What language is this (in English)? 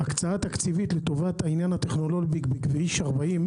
Hebrew